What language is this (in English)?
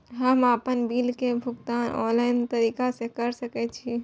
Maithili